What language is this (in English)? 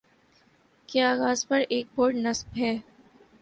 Urdu